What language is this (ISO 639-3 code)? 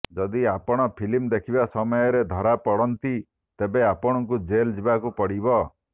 ori